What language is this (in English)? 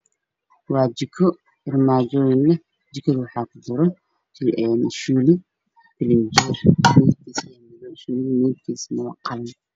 Somali